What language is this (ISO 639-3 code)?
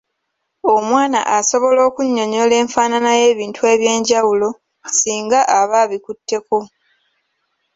lug